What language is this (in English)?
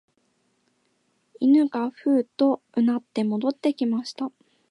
Japanese